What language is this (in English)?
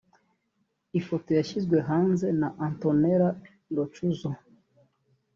Kinyarwanda